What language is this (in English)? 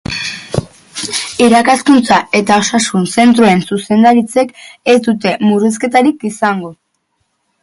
Basque